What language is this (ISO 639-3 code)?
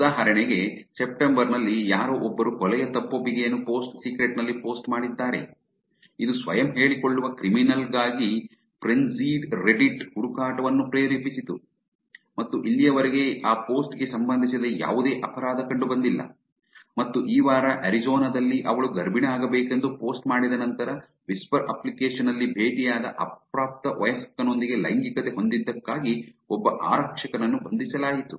kan